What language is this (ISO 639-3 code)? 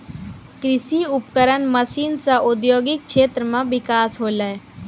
mai